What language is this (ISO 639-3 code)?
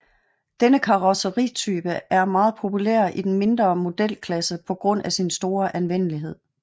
dan